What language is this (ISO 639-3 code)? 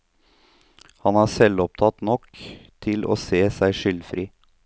nor